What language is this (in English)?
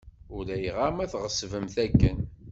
Kabyle